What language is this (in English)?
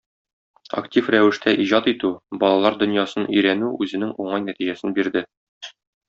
Tatar